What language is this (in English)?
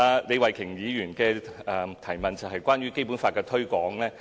Cantonese